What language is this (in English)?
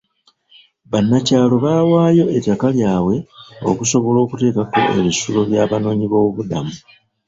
Ganda